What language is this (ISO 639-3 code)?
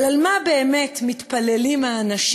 heb